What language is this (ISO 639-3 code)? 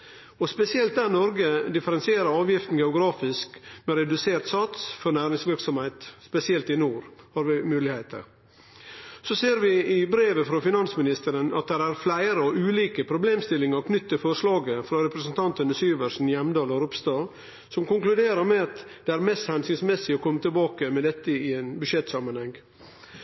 nno